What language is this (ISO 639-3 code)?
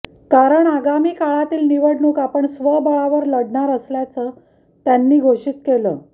mar